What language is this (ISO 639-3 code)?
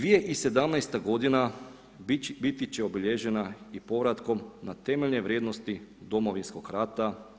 hrv